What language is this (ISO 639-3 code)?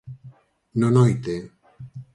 glg